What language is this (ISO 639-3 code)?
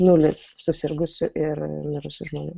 lit